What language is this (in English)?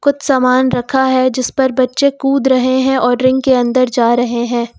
Hindi